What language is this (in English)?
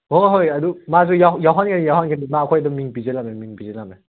Manipuri